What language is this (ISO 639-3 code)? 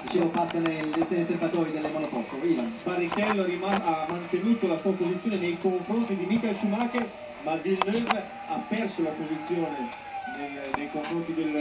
ita